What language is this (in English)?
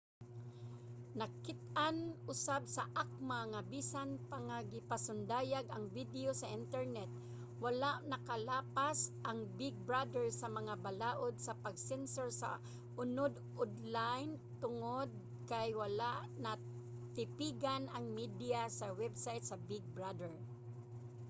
Cebuano